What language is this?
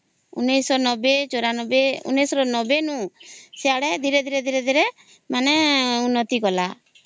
Odia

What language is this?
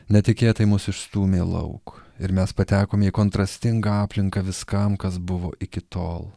Lithuanian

